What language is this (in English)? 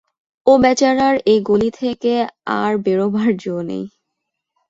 Bangla